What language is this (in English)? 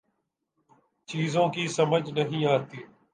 Urdu